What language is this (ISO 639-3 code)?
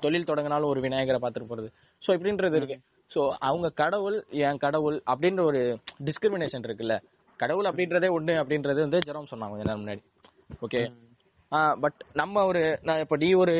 tam